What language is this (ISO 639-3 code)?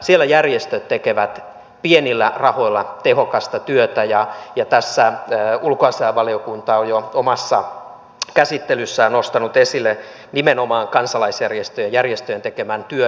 fin